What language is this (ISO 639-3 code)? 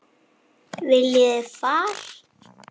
isl